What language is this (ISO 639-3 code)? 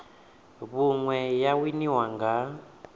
ven